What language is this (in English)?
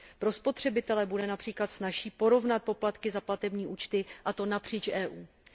Czech